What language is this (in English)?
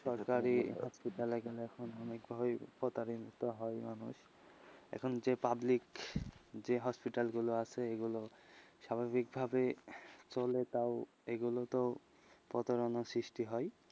Bangla